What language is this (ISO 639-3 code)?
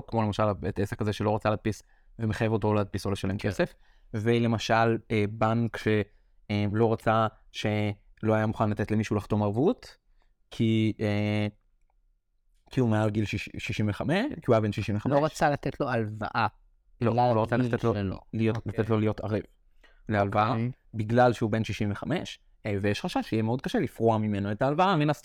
heb